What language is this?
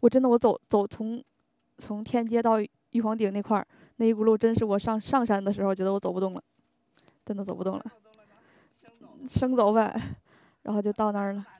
Chinese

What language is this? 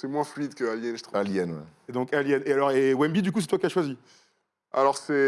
French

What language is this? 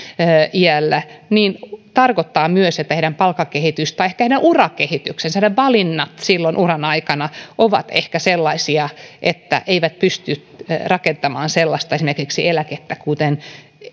Finnish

